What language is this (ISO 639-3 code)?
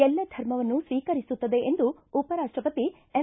kan